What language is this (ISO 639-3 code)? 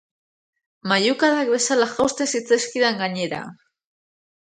eus